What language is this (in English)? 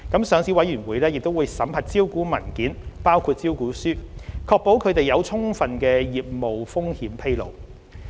Cantonese